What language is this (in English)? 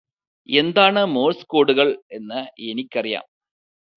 Malayalam